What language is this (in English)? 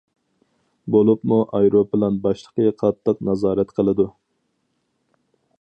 Uyghur